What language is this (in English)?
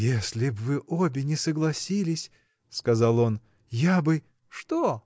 Russian